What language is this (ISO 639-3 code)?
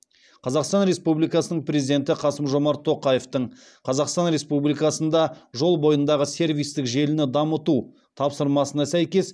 kaz